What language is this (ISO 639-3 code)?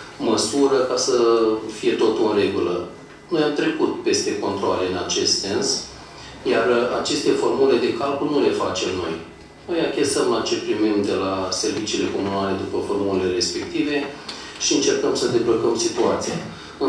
ron